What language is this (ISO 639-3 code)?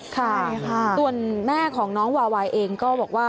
tha